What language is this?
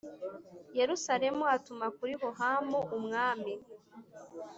Kinyarwanda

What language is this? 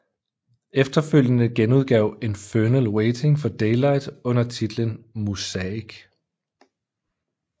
Danish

